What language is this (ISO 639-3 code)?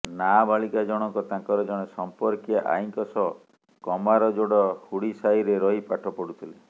ori